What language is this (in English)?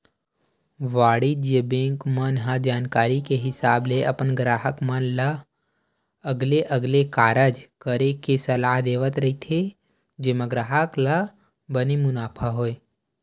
Chhattisgarhi